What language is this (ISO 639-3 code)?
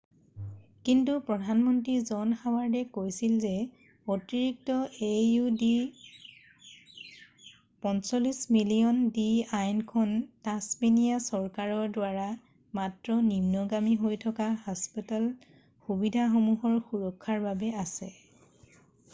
asm